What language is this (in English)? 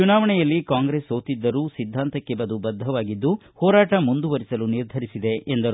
Kannada